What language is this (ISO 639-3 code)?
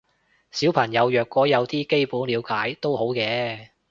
yue